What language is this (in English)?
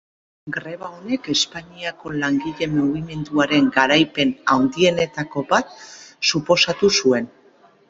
Basque